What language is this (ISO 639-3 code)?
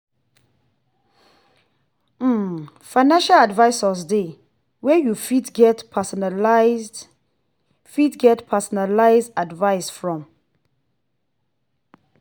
pcm